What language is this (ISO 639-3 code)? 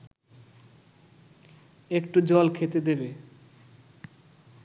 ben